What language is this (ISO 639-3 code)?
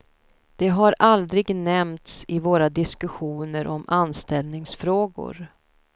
swe